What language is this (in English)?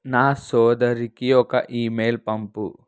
Telugu